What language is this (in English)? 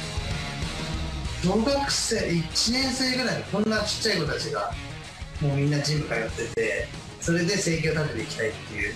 Japanese